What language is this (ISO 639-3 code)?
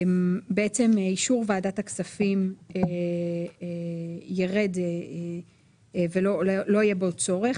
heb